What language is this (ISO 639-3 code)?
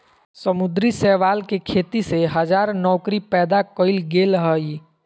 mag